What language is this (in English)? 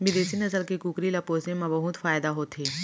Chhattisgarhi